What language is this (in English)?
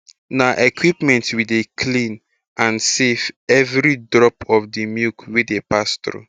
Nigerian Pidgin